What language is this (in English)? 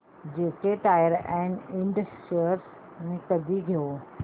Marathi